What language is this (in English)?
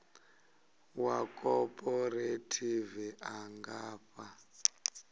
Venda